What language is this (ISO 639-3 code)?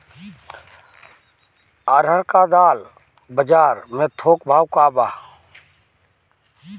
bho